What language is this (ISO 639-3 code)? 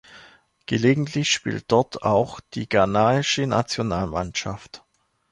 deu